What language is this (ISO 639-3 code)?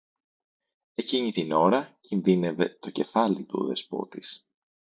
ell